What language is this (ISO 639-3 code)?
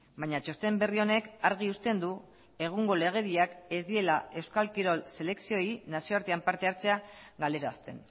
eus